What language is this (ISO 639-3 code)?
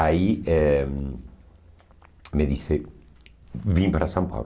por